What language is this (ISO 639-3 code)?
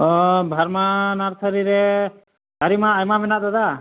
sat